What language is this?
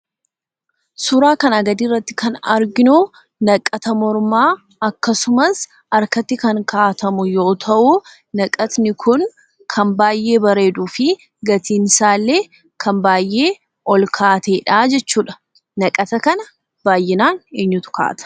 Oromo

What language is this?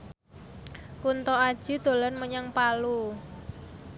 Javanese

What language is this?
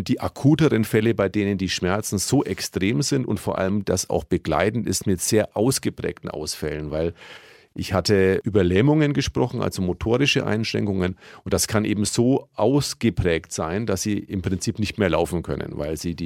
German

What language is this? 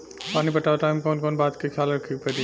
Bhojpuri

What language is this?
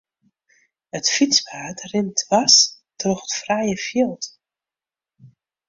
Western Frisian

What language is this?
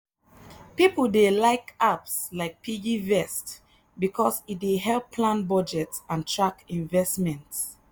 Nigerian Pidgin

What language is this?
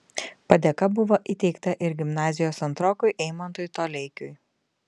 Lithuanian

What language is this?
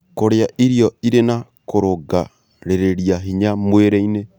Kikuyu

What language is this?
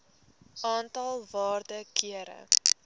Afrikaans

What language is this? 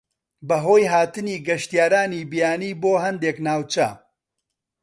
Central Kurdish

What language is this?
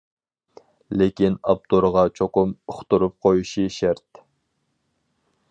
Uyghur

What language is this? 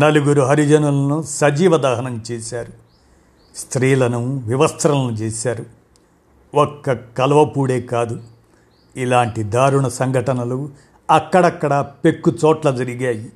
Telugu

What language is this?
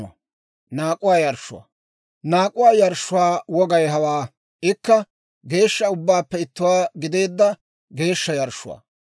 Dawro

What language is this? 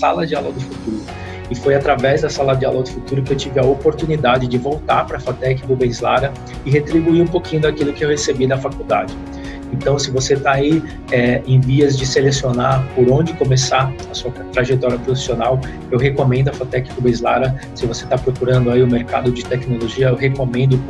Portuguese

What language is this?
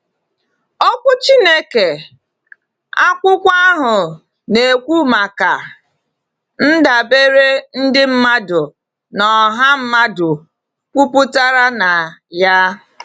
Igbo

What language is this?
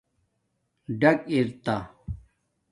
Domaaki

